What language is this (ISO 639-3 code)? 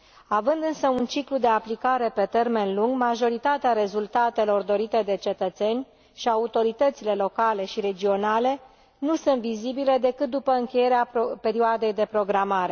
ron